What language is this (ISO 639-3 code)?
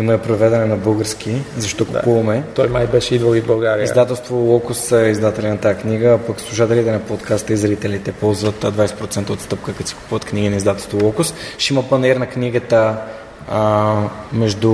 bul